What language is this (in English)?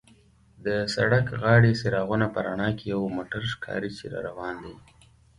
Pashto